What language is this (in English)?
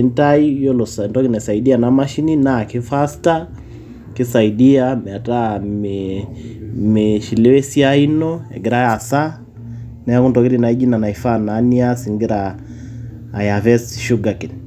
Masai